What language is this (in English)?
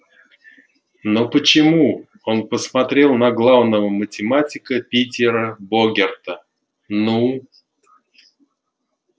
Russian